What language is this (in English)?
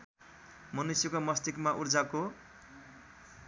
Nepali